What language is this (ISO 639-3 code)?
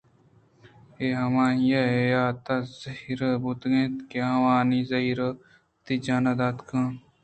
bgp